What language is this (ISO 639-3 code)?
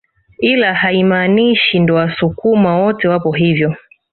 swa